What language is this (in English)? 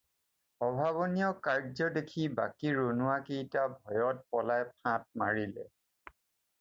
Assamese